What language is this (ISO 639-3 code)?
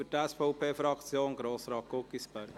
gsw